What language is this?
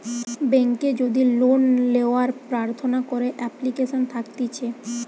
Bangla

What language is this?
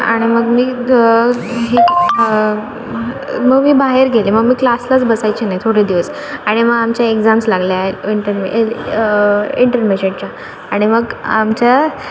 Marathi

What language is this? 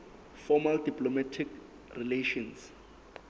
Southern Sotho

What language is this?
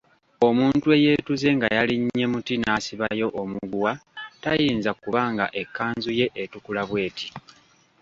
Ganda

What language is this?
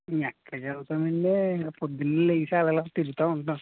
Telugu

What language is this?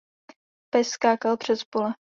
Czech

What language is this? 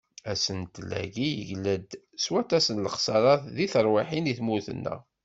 Kabyle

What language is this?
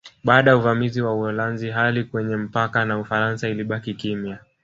Swahili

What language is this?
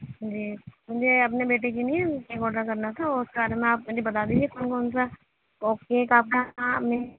Urdu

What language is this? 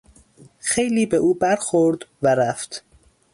Persian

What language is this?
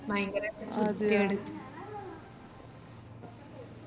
Malayalam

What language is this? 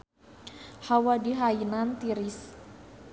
Sundanese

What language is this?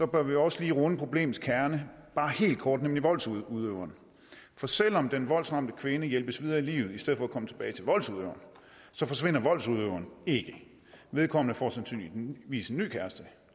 Danish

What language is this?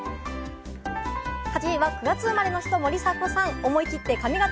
Japanese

